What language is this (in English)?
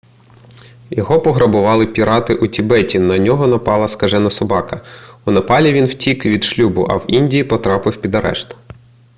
Ukrainian